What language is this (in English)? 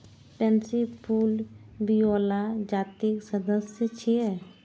Maithili